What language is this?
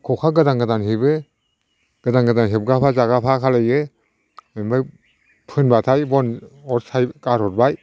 Bodo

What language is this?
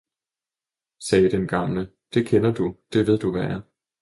Danish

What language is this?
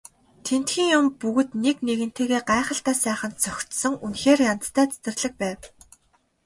Mongolian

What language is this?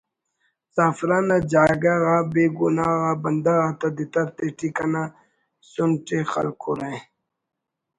Brahui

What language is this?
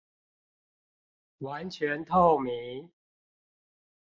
Chinese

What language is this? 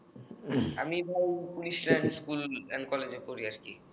Bangla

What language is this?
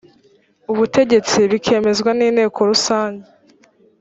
Kinyarwanda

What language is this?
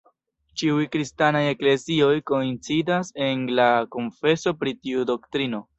Esperanto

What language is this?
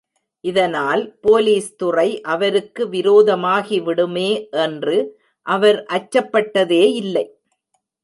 Tamil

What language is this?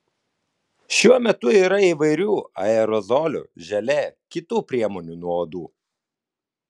Lithuanian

